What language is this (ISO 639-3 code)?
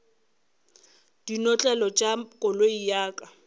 nso